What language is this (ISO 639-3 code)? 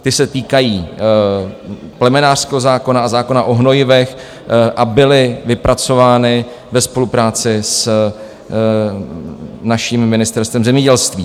ces